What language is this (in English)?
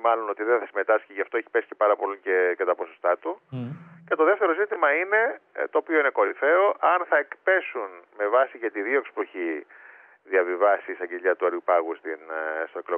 Greek